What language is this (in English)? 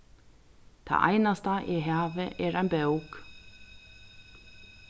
Faroese